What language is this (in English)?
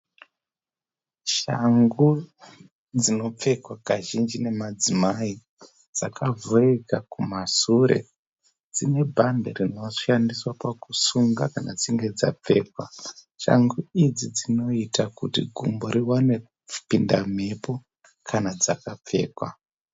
Shona